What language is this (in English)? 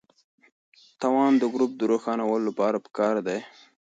Pashto